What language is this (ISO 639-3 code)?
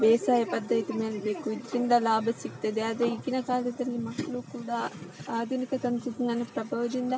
kan